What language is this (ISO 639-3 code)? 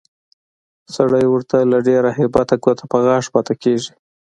pus